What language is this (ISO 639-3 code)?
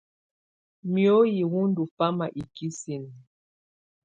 tvu